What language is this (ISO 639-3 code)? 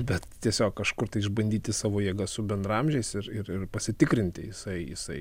lit